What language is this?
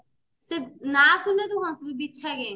Odia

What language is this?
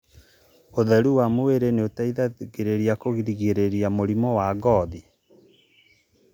Kikuyu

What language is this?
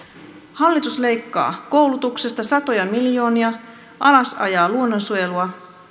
Finnish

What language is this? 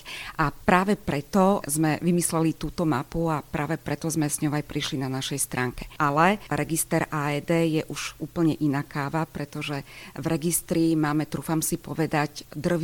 Slovak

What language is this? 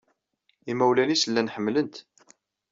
Kabyle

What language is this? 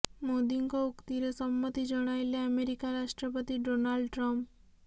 Odia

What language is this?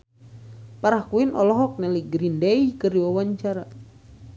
Sundanese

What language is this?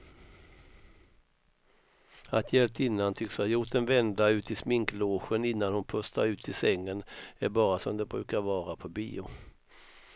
Swedish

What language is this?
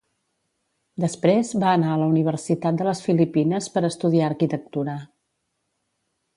Catalan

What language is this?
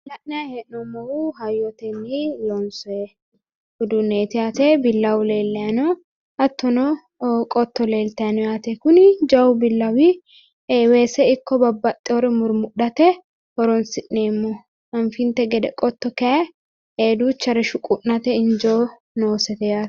Sidamo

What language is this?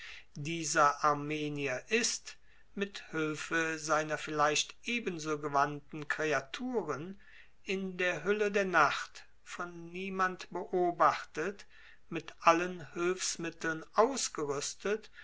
German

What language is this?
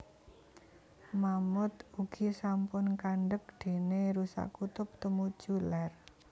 Javanese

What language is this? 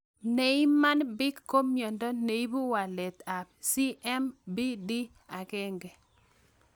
Kalenjin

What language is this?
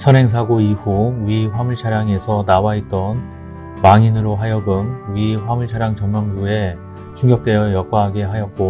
Korean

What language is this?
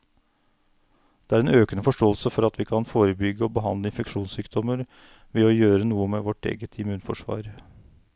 Norwegian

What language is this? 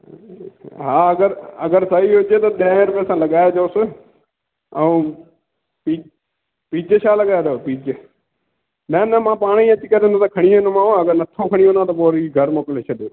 Sindhi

